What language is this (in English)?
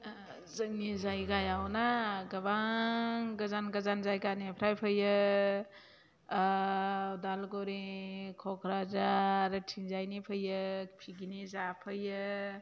Bodo